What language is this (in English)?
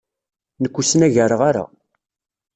Kabyle